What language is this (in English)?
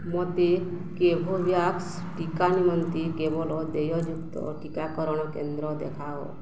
Odia